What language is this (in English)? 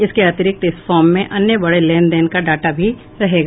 Hindi